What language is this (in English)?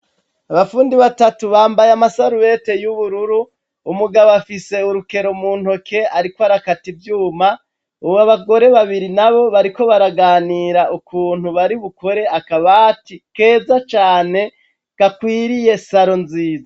Rundi